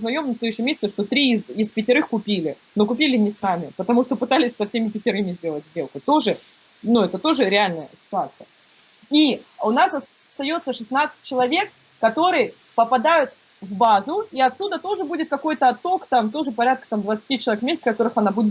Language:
Russian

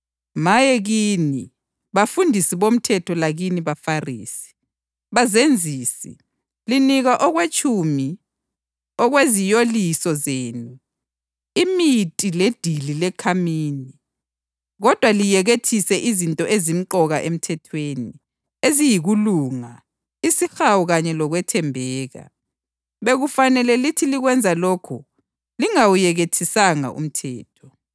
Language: North Ndebele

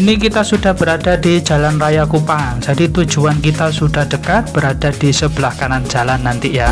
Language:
Indonesian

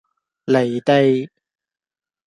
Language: Cantonese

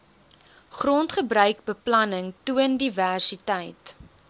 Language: Afrikaans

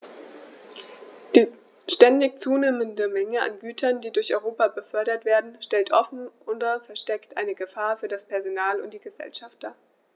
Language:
German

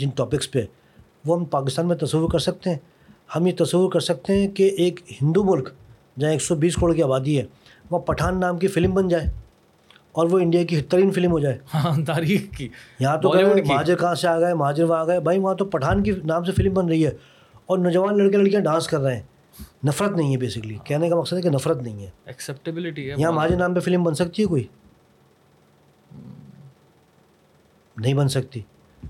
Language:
Urdu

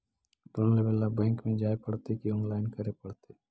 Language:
Magahi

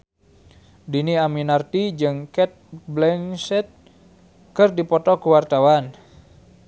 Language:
Sundanese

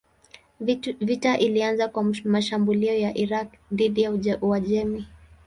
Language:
Swahili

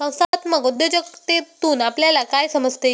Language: Marathi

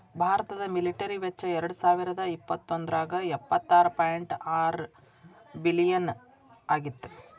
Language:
Kannada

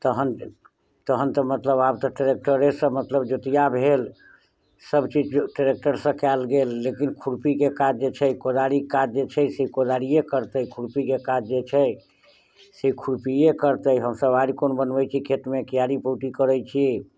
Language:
Maithili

